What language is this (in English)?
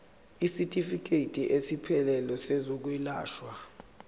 Zulu